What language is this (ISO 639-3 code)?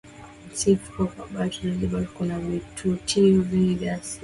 swa